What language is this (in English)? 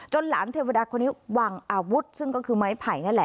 Thai